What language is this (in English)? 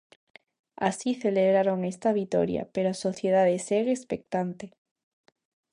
Galician